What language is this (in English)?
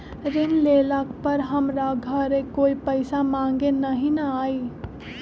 Magahi